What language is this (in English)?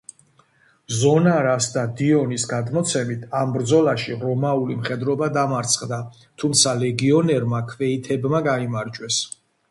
Georgian